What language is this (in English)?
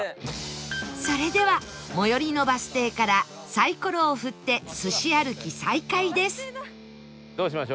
Japanese